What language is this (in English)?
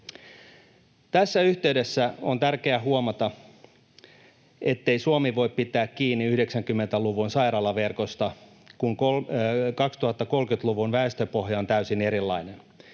Finnish